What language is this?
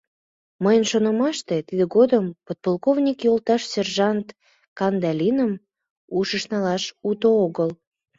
Mari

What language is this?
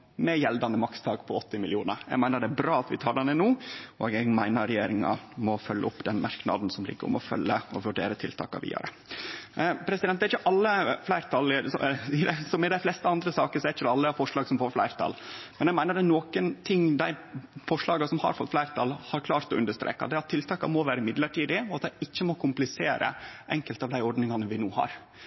Norwegian Nynorsk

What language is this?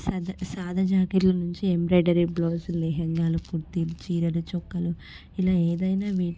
Telugu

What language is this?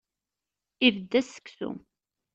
Kabyle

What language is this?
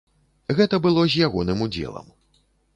Belarusian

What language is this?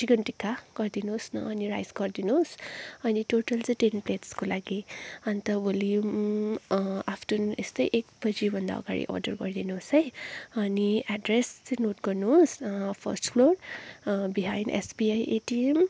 Nepali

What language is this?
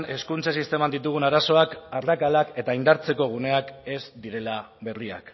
Basque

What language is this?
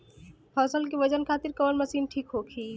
Bhojpuri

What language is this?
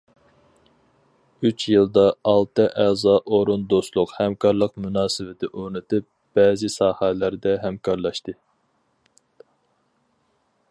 Uyghur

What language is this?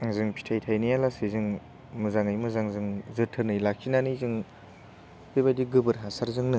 Bodo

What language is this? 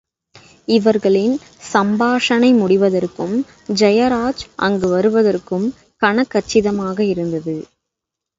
Tamil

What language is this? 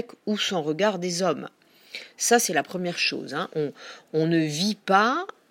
French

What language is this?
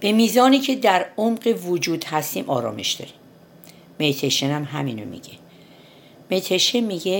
Persian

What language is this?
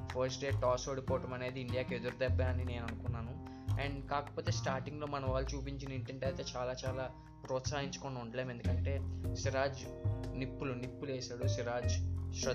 Telugu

